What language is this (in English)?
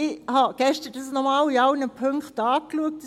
Swiss German